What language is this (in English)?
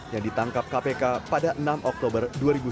Indonesian